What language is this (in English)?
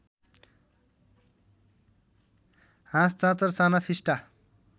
Nepali